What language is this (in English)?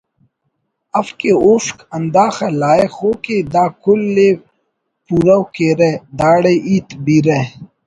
Brahui